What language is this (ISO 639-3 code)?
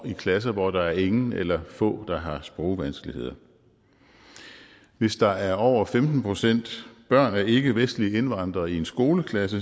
dan